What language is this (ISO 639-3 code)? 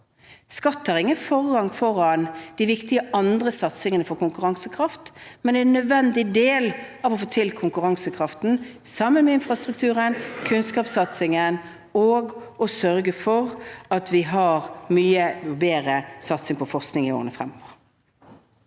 nor